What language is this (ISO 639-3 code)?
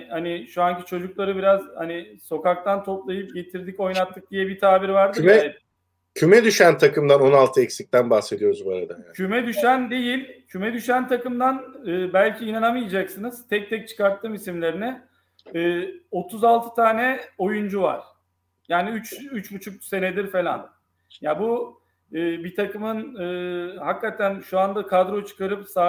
tur